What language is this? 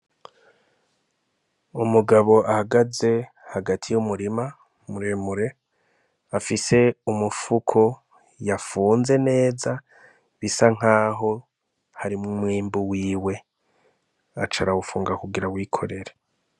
Rundi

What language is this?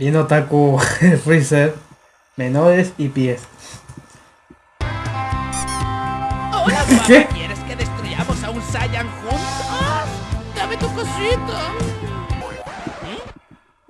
Spanish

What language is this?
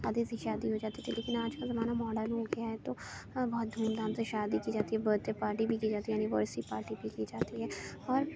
Urdu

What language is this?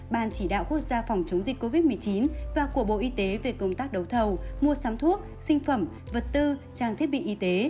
Vietnamese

